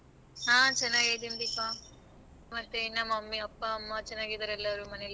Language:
Kannada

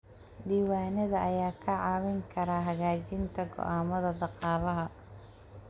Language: Somali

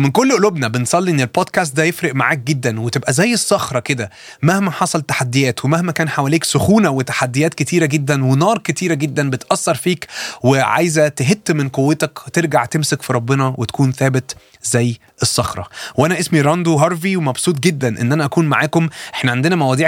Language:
Arabic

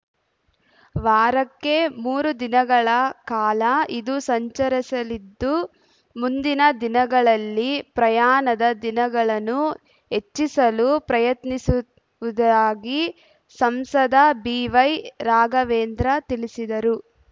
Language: Kannada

